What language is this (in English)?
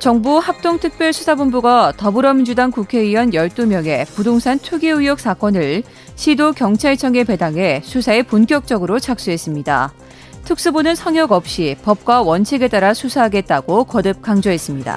Korean